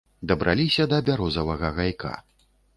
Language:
Belarusian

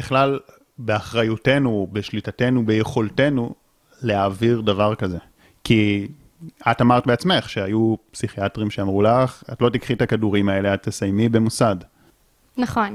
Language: Hebrew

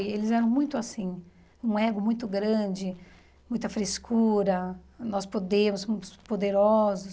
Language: Portuguese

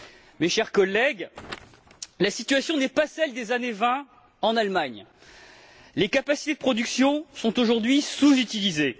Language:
French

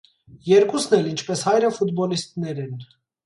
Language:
Armenian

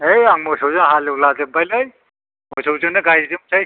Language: Bodo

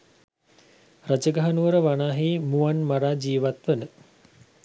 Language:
Sinhala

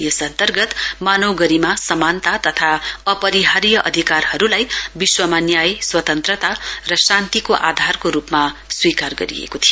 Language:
Nepali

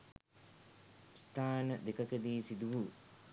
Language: Sinhala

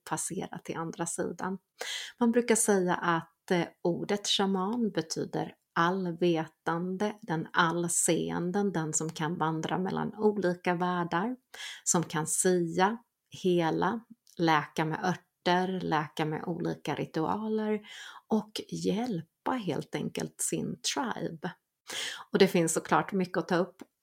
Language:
Swedish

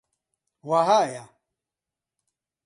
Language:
Central Kurdish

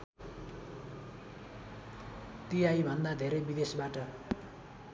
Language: Nepali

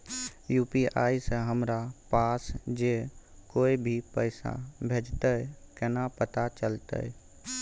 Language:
Maithili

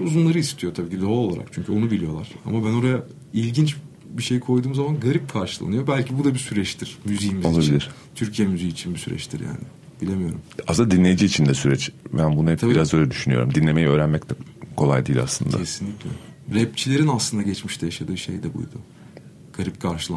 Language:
Turkish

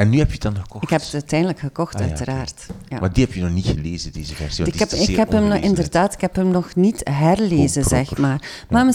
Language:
Dutch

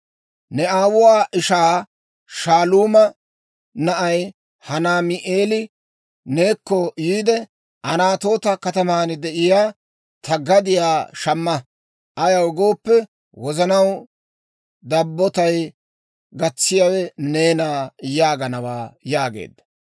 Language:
Dawro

